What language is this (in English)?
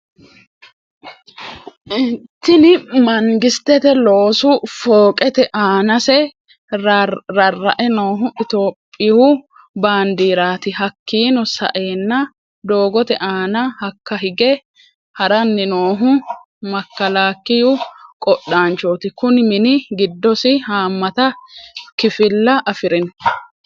Sidamo